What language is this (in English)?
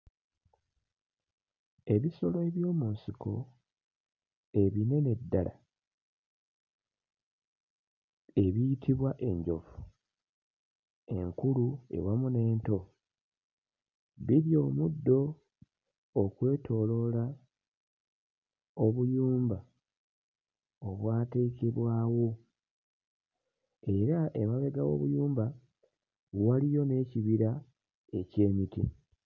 Ganda